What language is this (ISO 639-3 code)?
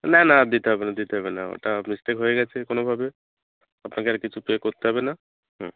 ben